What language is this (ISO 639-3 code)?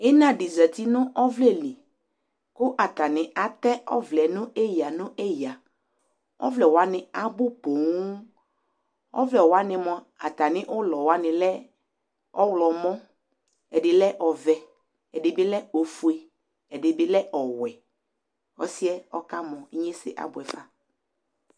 kpo